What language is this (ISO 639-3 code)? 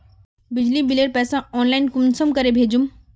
mag